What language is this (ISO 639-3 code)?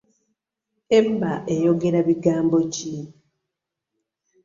lug